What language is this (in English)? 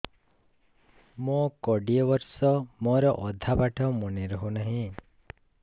Odia